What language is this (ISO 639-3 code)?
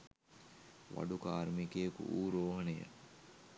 sin